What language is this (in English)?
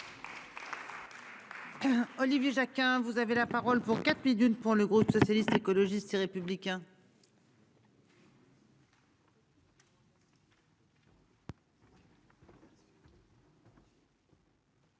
French